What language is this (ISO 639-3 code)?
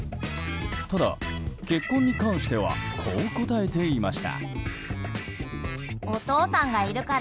jpn